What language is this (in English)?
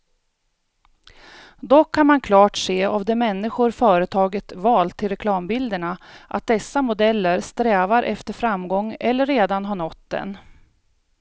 Swedish